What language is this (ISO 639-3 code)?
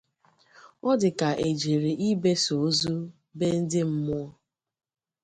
ibo